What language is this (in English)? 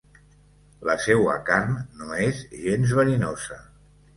Catalan